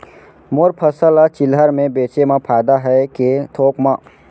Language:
Chhattisgarhi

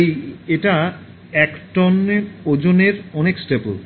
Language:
Bangla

